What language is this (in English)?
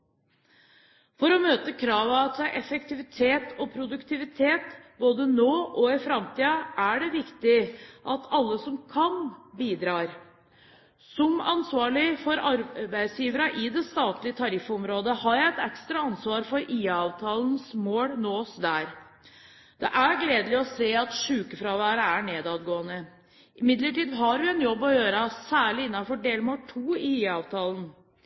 Norwegian Bokmål